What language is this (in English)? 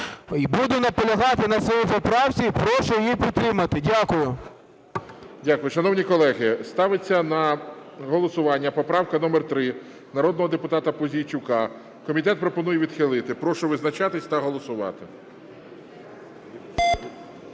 Ukrainian